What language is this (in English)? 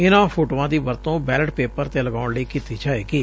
Punjabi